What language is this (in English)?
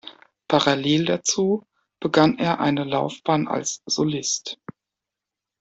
German